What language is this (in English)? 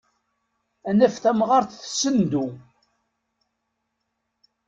Kabyle